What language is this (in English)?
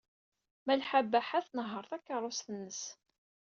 Kabyle